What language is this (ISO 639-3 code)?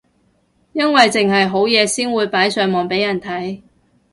yue